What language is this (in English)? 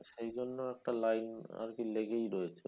Bangla